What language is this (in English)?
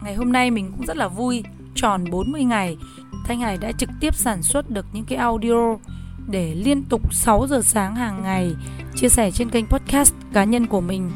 Vietnamese